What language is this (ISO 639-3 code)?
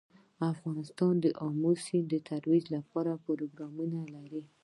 pus